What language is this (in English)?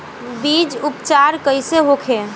Bhojpuri